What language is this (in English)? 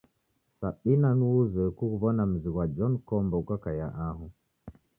Taita